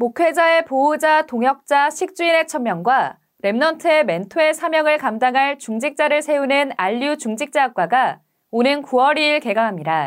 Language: Korean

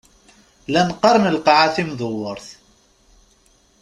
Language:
Kabyle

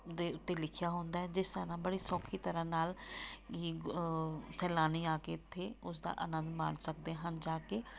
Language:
Punjabi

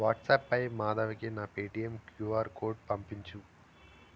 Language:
Telugu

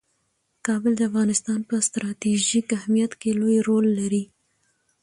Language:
Pashto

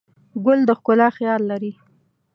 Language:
Pashto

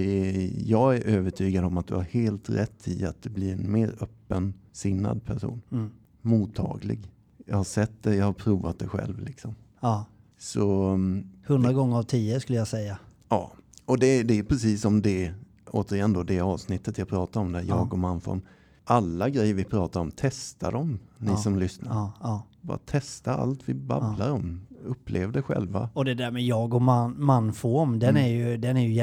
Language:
Swedish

